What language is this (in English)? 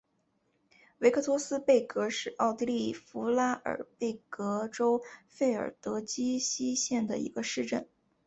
Chinese